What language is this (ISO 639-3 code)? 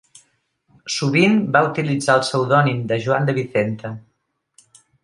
cat